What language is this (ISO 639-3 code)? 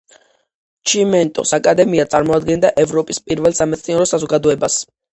kat